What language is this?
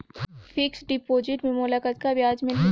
Chhattisgarhi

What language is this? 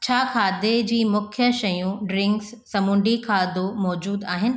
Sindhi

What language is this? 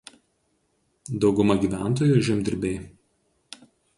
Lithuanian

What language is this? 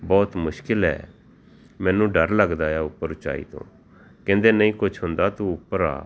Punjabi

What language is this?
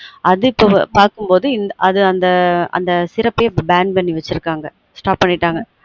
Tamil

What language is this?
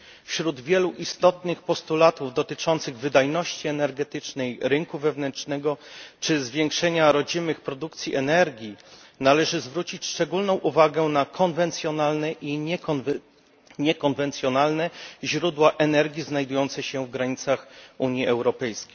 Polish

